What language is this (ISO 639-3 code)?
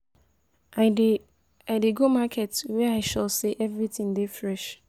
pcm